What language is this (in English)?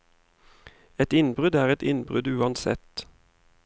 Norwegian